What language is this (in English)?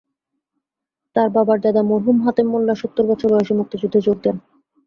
Bangla